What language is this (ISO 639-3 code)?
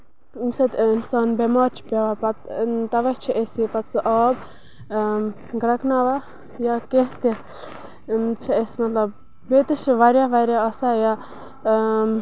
kas